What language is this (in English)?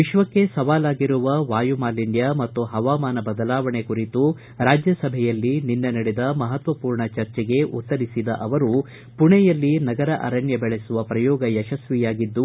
Kannada